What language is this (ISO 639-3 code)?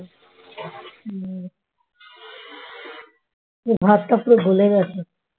ben